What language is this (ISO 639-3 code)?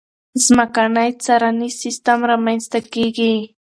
pus